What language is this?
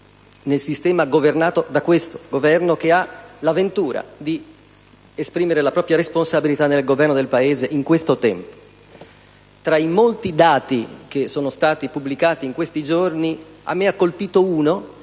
Italian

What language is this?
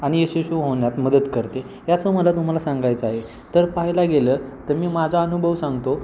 Marathi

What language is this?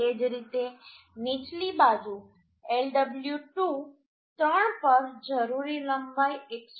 Gujarati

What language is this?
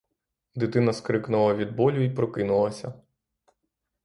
Ukrainian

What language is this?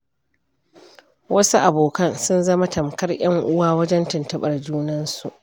Hausa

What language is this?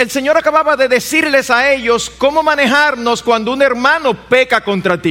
Spanish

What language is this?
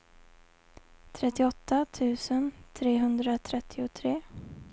Swedish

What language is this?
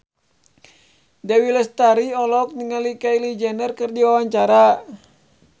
Sundanese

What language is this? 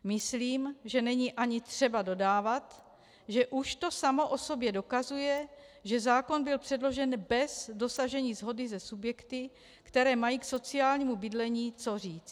Czech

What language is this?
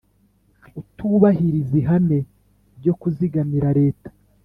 Kinyarwanda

